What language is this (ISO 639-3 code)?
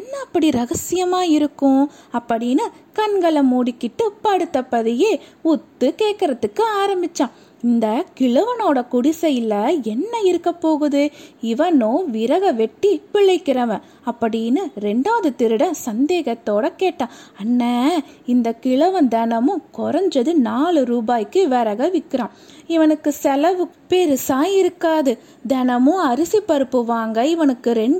tam